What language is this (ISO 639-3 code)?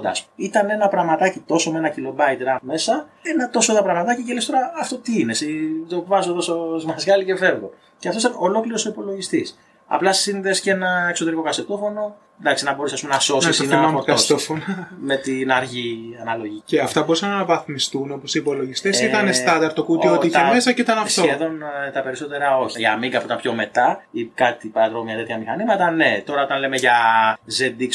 ell